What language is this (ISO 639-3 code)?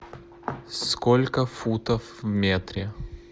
rus